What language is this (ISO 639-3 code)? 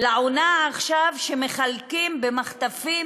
heb